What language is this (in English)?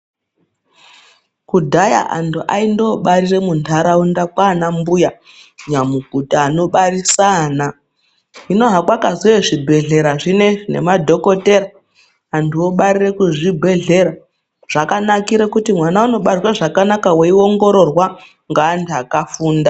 Ndau